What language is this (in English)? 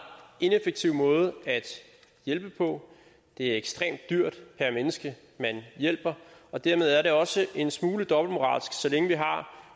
Danish